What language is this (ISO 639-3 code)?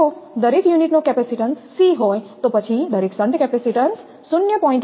guj